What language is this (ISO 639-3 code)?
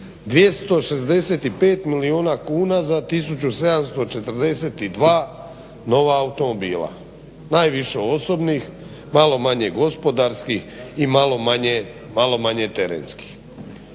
hrv